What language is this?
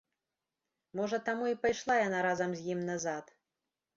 Belarusian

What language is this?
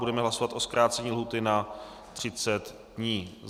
Czech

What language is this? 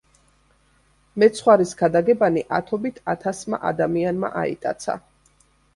Georgian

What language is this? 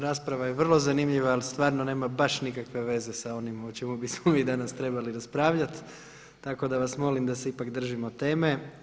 Croatian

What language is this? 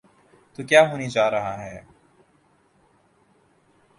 Urdu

